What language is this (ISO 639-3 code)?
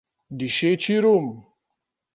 slv